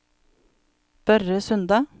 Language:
Norwegian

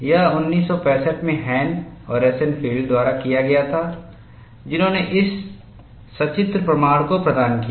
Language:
Hindi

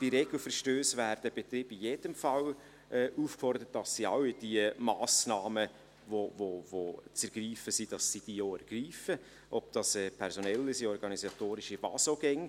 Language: Swiss German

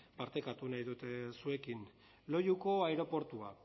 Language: Basque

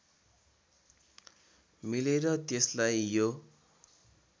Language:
Nepali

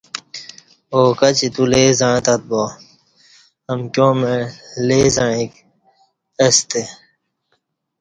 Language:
Kati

